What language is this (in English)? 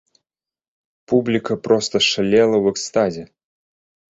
Belarusian